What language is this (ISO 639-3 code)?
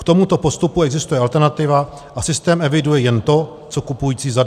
ces